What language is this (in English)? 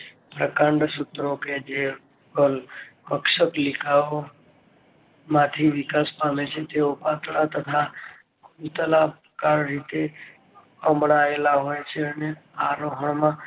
Gujarati